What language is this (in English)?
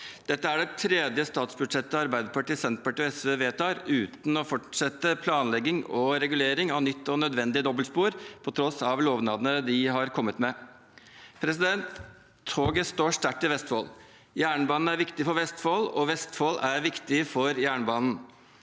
Norwegian